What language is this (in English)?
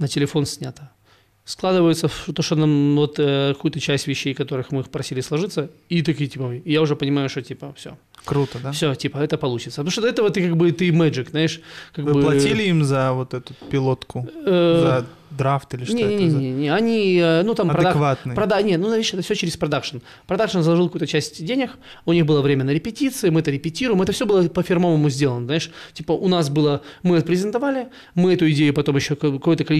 Russian